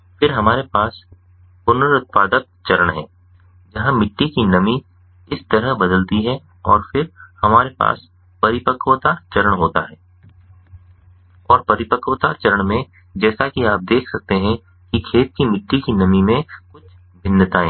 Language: Hindi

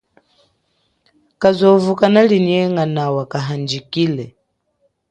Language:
Chokwe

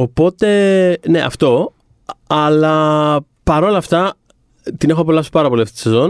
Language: Greek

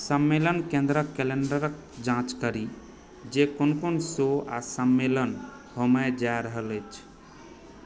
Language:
Maithili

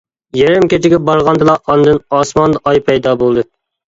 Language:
Uyghur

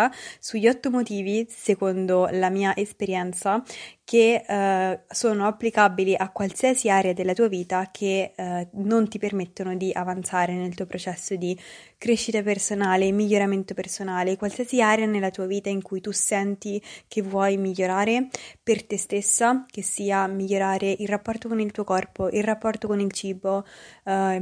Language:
Italian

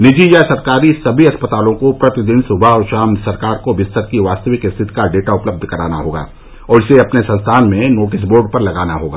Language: Hindi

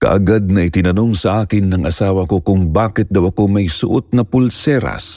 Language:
Filipino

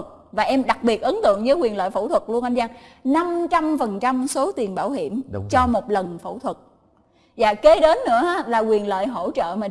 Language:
Vietnamese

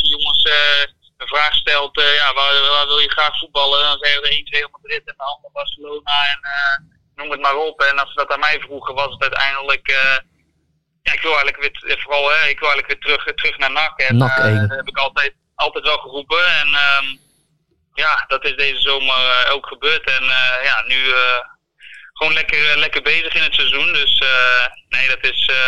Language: Dutch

